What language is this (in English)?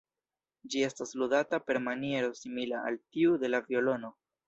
Esperanto